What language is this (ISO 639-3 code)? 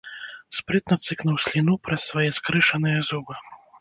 bel